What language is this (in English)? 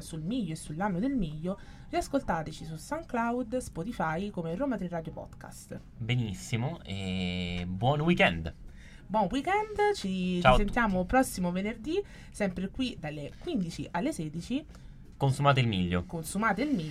Italian